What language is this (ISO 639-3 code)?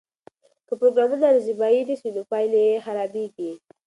pus